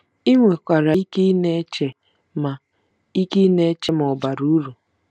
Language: Igbo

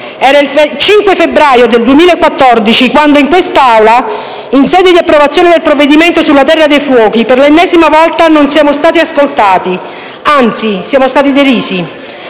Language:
Italian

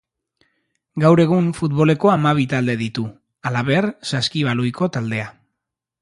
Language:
Basque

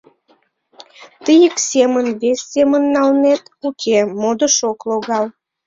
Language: Mari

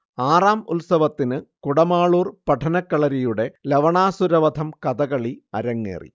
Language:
Malayalam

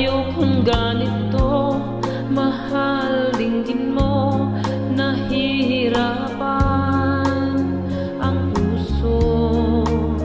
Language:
Thai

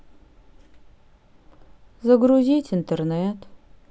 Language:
Russian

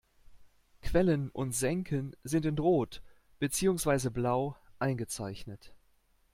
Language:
German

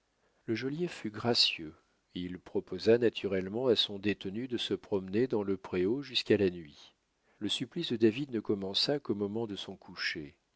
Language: French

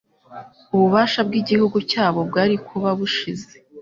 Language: Kinyarwanda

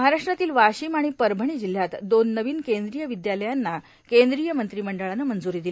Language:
Marathi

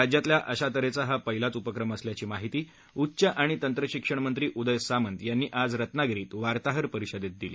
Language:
Marathi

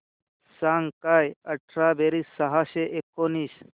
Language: Marathi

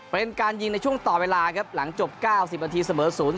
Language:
Thai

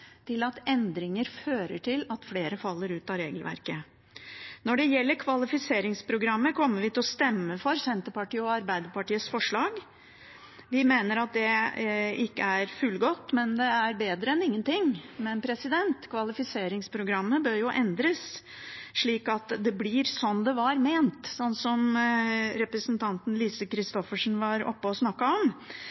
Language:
Norwegian Bokmål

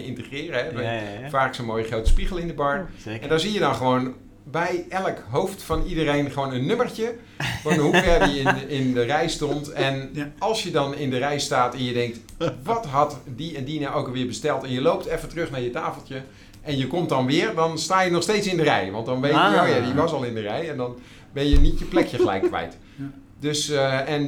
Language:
Dutch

